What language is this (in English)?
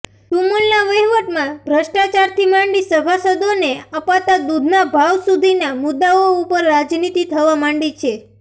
Gujarati